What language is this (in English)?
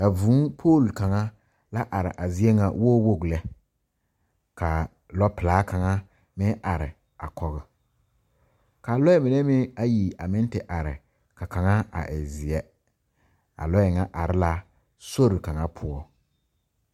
Southern Dagaare